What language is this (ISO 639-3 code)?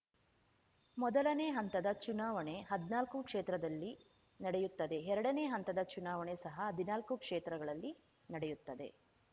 kan